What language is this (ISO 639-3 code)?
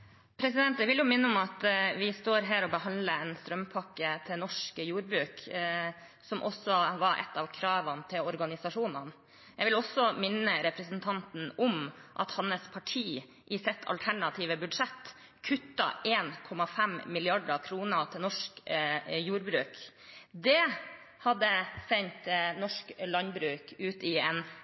nob